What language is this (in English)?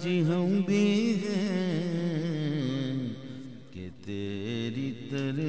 Romanian